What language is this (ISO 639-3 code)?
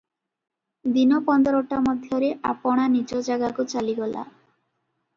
ori